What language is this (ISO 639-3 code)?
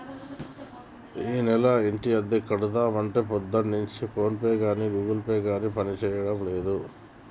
tel